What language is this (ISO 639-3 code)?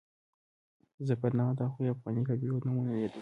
pus